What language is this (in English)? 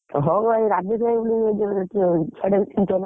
Odia